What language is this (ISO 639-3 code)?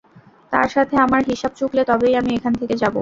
ben